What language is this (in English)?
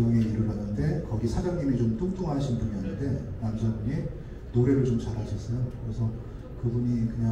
Korean